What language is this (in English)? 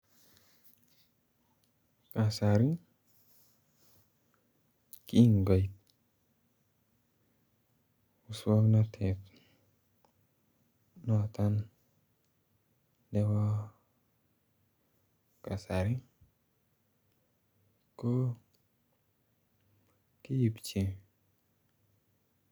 Kalenjin